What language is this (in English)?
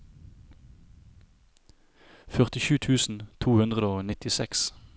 Norwegian